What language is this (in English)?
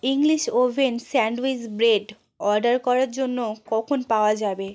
Bangla